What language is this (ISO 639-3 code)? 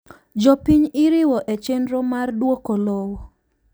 luo